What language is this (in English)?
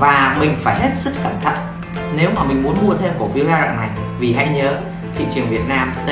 Vietnamese